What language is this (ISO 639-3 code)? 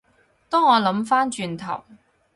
yue